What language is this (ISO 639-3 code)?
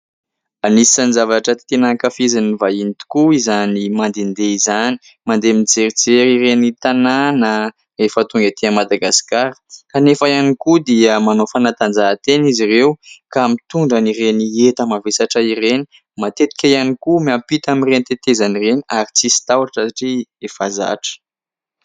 mlg